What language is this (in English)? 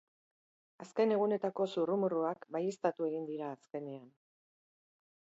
Basque